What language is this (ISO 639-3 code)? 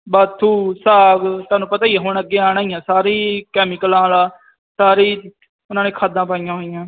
pan